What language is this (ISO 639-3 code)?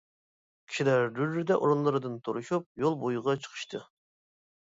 uig